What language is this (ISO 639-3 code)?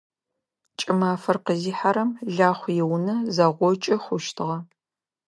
ady